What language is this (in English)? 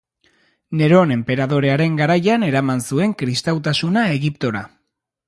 Basque